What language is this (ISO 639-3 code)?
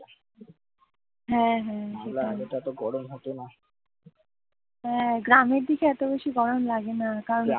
ben